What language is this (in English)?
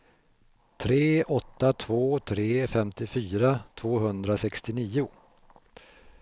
Swedish